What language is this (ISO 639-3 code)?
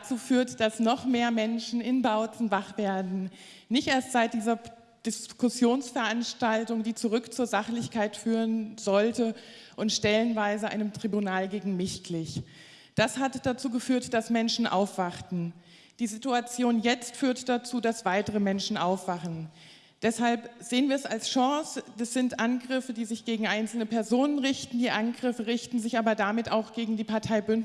deu